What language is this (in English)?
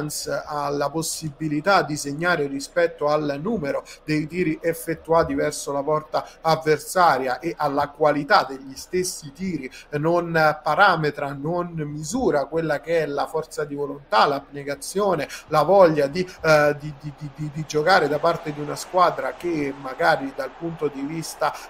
Italian